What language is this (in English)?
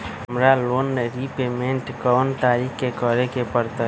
Magahi